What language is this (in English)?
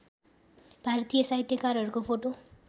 Nepali